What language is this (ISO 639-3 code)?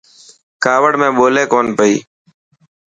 mki